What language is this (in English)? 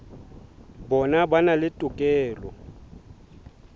Southern Sotho